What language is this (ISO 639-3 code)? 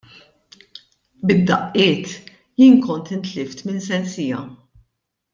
mlt